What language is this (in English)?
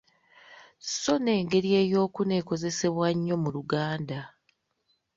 Ganda